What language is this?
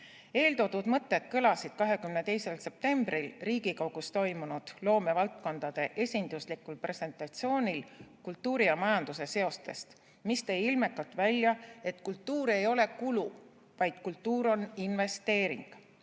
Estonian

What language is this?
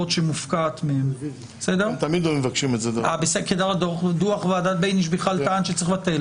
Hebrew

